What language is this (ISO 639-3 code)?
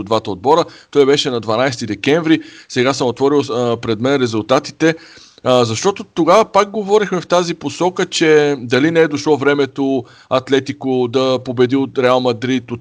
bul